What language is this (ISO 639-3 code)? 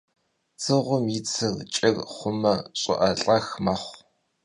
kbd